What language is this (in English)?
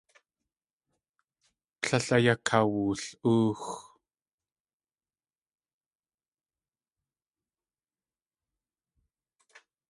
Tlingit